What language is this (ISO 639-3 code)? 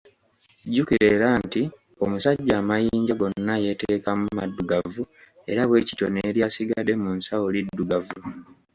lug